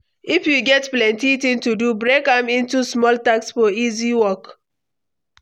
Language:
Nigerian Pidgin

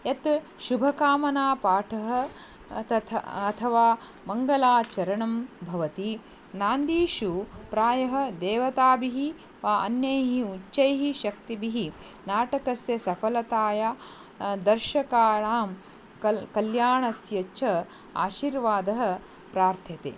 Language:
Sanskrit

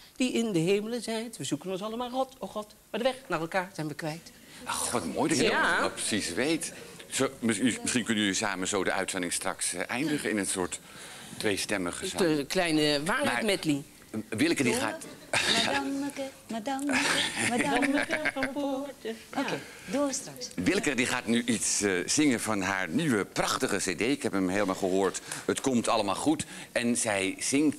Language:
Dutch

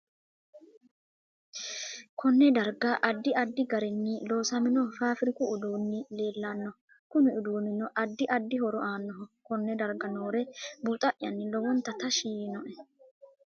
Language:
Sidamo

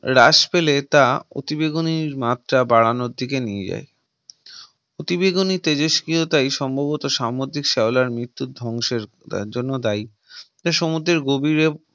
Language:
Bangla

